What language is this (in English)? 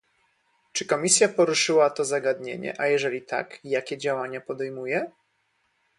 Polish